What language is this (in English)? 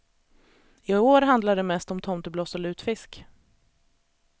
Swedish